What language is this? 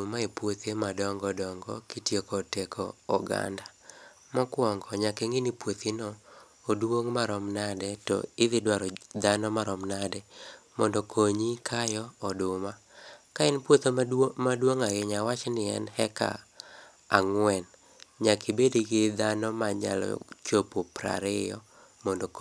Luo (Kenya and Tanzania)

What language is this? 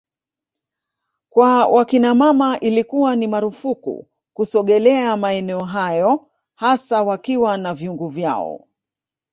Swahili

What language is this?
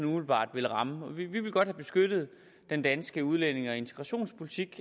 Danish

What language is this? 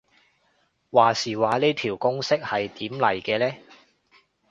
Cantonese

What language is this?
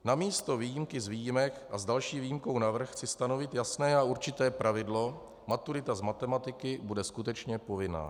Czech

